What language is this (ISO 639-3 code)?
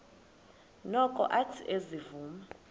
xho